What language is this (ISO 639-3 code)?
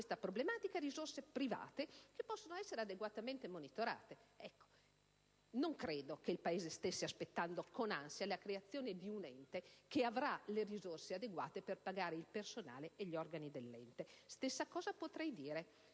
ita